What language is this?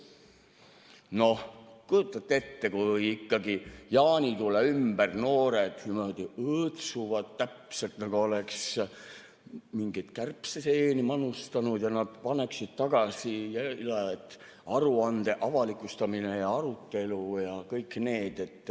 Estonian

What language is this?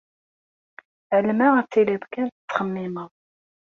Kabyle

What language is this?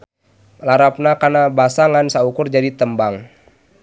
Sundanese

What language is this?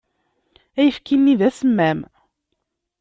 Kabyle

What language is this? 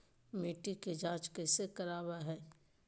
Magahi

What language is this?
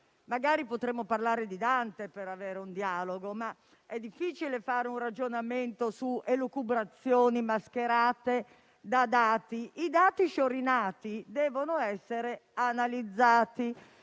Italian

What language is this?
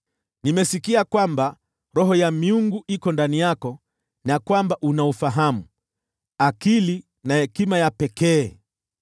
Swahili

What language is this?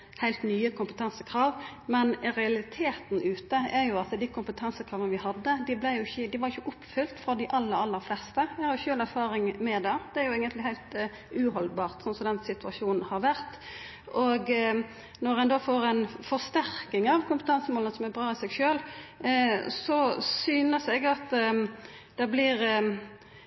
Norwegian Nynorsk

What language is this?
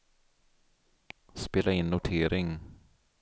Swedish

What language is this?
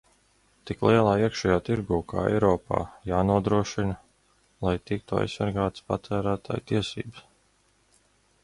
Latvian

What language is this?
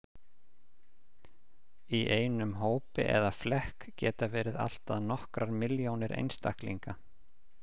Icelandic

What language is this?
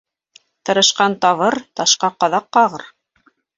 Bashkir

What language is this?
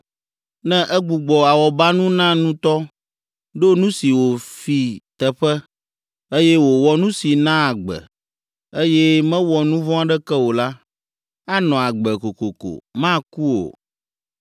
Ewe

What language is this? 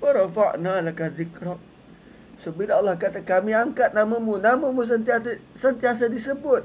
Malay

